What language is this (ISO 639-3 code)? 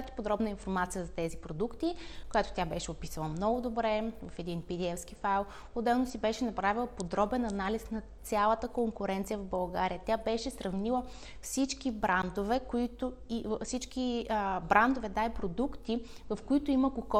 bul